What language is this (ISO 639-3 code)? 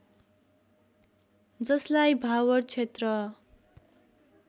nep